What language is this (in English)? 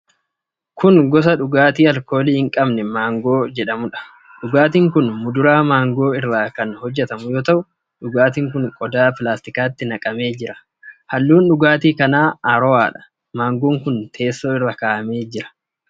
Oromo